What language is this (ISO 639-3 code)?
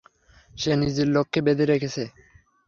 ben